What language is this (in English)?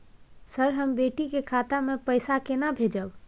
Maithili